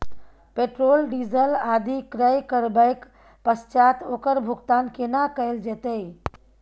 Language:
Maithili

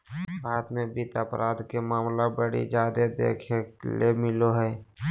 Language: Magahi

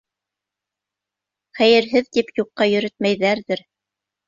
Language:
Bashkir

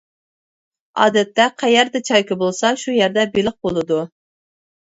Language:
Uyghur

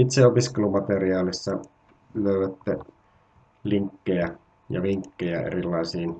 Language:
Finnish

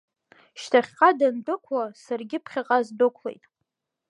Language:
Abkhazian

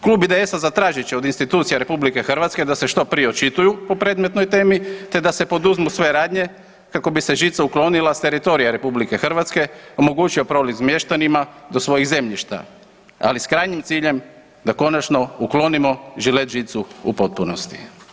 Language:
Croatian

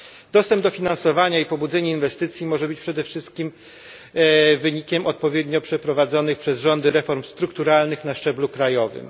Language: Polish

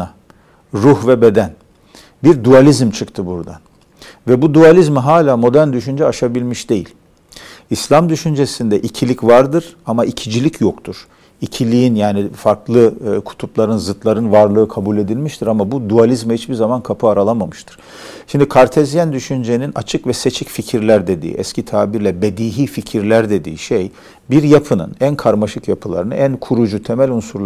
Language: Turkish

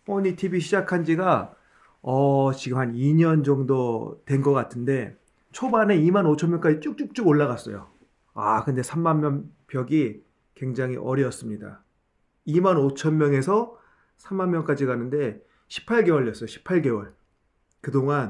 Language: Korean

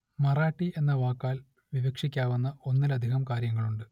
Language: Malayalam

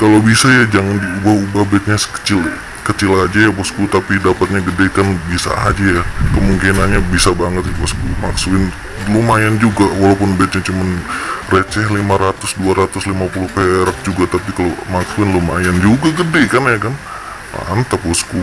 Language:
Indonesian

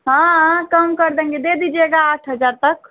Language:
Hindi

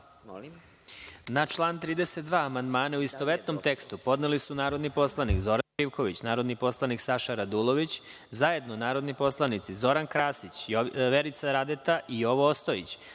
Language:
Serbian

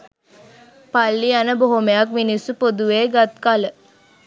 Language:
Sinhala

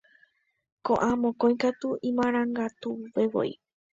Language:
Guarani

